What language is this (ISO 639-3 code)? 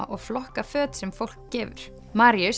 isl